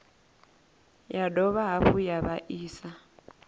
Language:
Venda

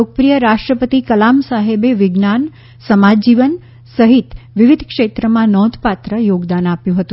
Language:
Gujarati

